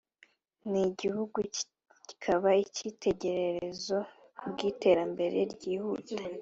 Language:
Kinyarwanda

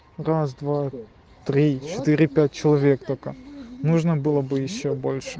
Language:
Russian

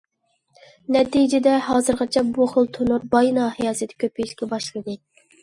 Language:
Uyghur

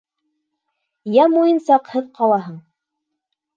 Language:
Bashkir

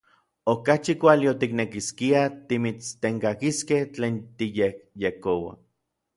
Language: Orizaba Nahuatl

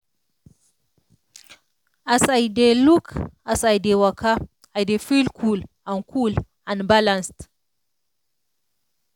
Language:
Nigerian Pidgin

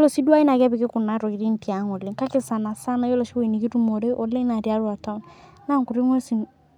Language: Masai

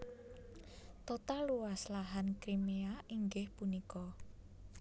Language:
Javanese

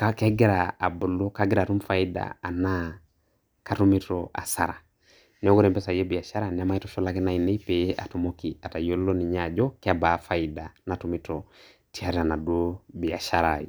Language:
Masai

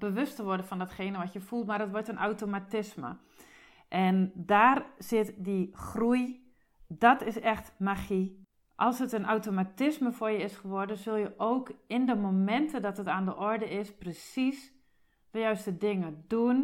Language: Dutch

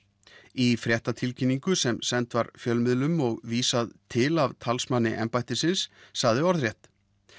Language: Icelandic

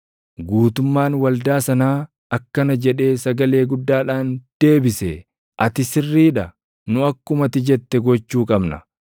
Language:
Oromo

